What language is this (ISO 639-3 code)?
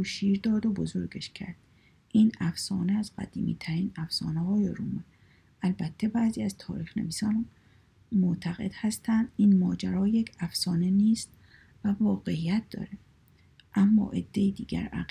fas